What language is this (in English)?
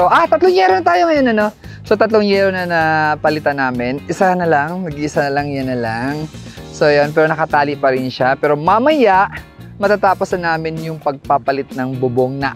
Filipino